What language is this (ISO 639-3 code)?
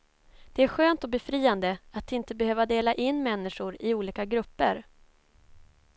swe